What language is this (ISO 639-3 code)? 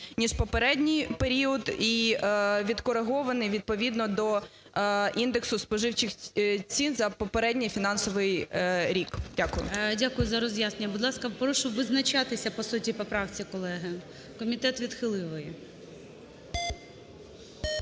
ukr